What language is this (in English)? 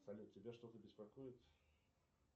Russian